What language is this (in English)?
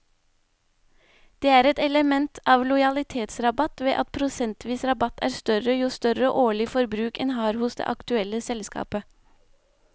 Norwegian